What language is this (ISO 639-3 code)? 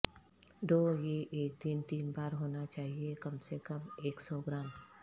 urd